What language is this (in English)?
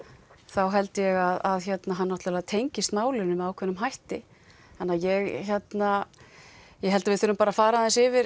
Icelandic